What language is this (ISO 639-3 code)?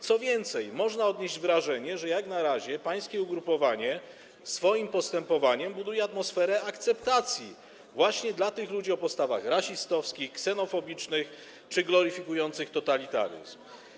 pol